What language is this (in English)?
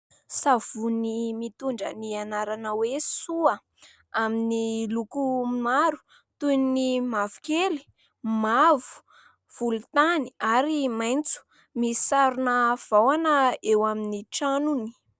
Malagasy